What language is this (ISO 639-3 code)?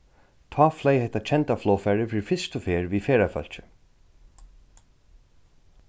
fao